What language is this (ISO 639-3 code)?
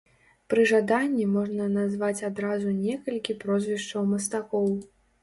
bel